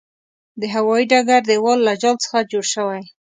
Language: Pashto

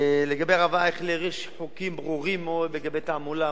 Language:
Hebrew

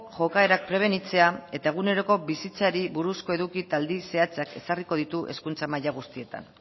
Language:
Basque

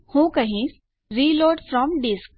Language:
Gujarati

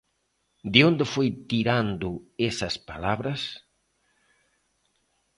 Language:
Galician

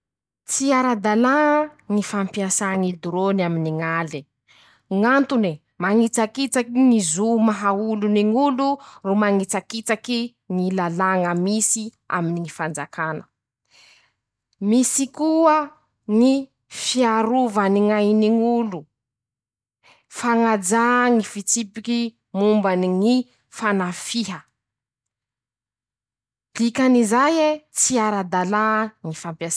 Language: Masikoro Malagasy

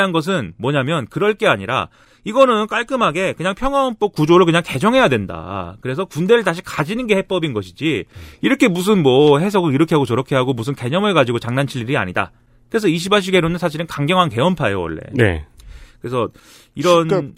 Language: Korean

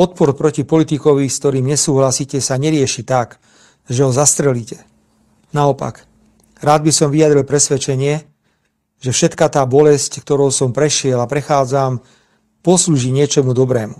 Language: Slovak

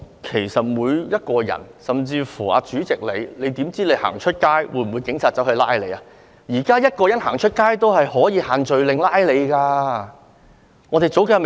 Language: Cantonese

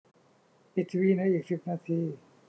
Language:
Thai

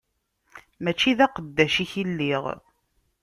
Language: Kabyle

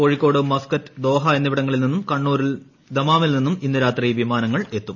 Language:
Malayalam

